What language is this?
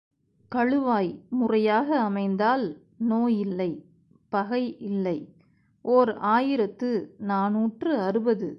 Tamil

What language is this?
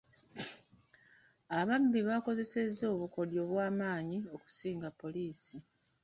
Ganda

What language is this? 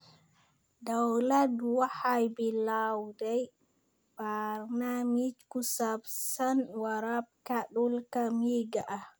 Somali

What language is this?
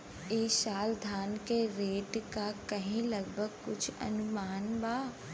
Bhojpuri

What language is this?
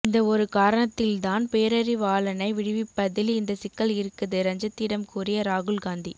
Tamil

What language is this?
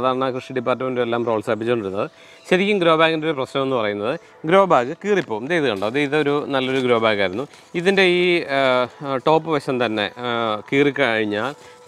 Malayalam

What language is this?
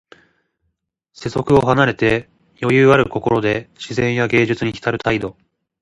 Japanese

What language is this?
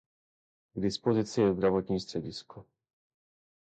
Czech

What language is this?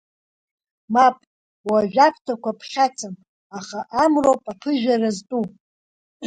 Abkhazian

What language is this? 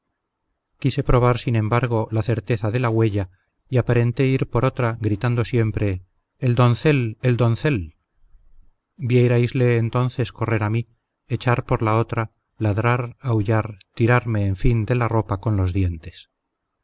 Spanish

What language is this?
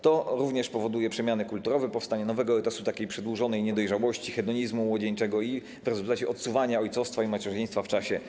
Polish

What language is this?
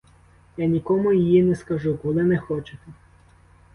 Ukrainian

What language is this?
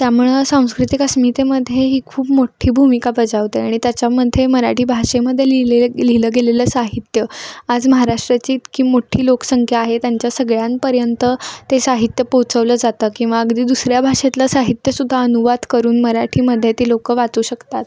Marathi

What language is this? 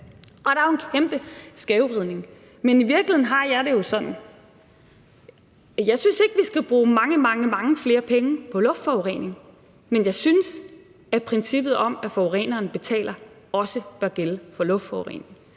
Danish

